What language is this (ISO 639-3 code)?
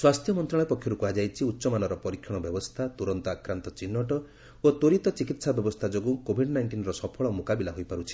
ori